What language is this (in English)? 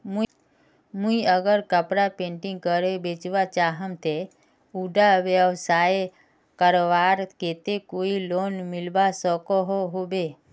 Magahi